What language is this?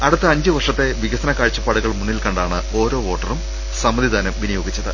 Malayalam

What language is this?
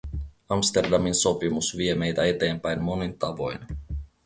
Finnish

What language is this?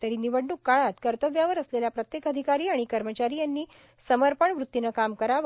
Marathi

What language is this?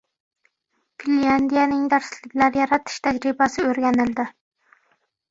Uzbek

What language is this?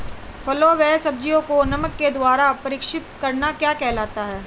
Hindi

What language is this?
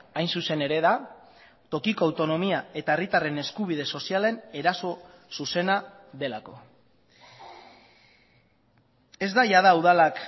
Basque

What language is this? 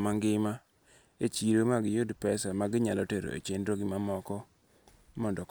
Luo (Kenya and Tanzania)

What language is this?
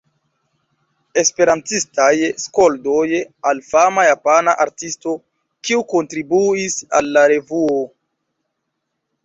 Esperanto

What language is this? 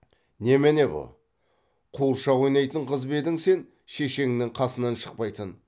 Kazakh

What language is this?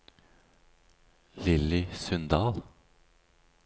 Norwegian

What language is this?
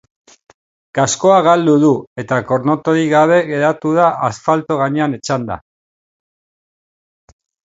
Basque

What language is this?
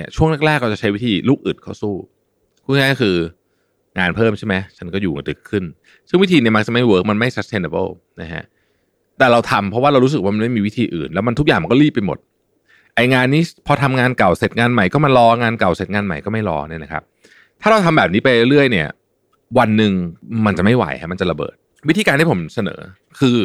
Thai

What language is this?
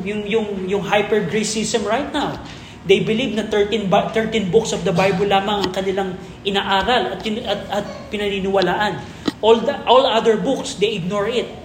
Filipino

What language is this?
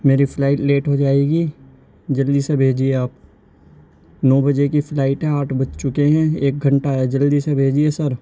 Urdu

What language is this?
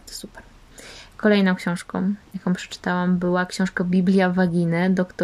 Polish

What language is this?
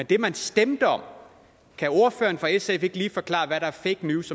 Danish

